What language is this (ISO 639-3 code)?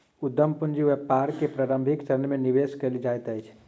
mai